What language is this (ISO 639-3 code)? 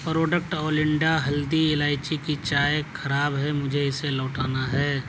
urd